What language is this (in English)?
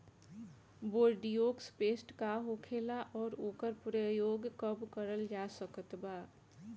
Bhojpuri